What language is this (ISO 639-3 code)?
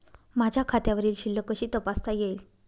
mar